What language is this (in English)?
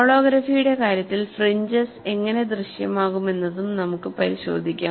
Malayalam